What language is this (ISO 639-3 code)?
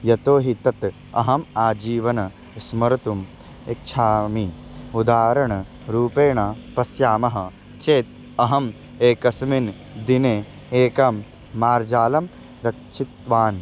san